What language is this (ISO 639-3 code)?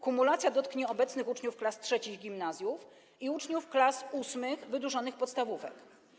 pol